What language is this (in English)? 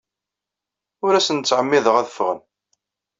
Kabyle